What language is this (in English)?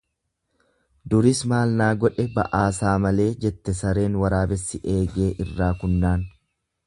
Oromo